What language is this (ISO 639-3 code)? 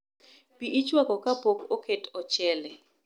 luo